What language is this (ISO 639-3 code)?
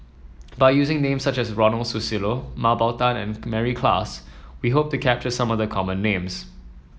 eng